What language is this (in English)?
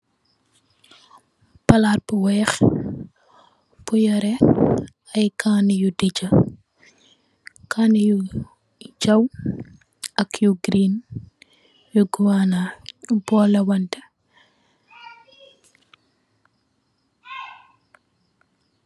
Wolof